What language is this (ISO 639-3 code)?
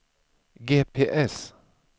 swe